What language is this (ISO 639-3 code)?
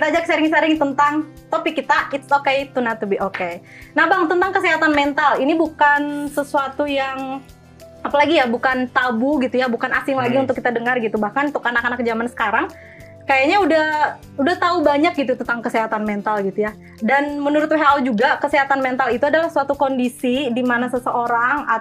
ind